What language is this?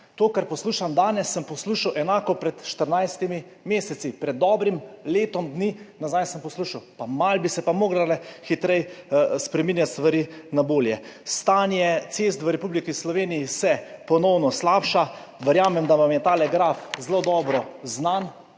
Slovenian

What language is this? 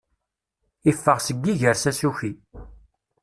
Kabyle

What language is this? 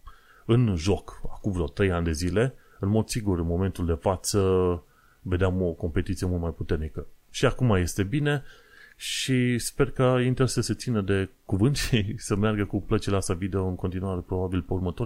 Romanian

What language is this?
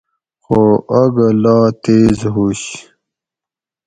Gawri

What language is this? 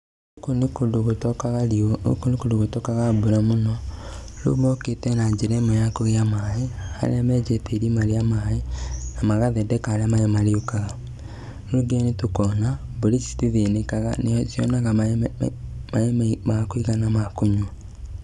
Kikuyu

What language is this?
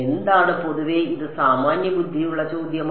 Malayalam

